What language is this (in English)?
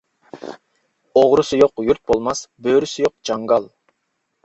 Uyghur